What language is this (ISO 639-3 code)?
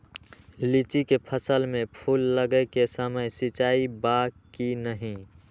mag